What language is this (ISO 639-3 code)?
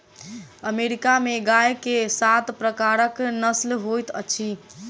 mai